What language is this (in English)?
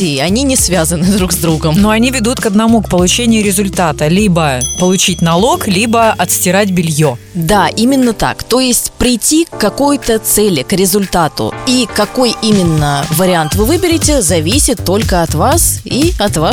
Russian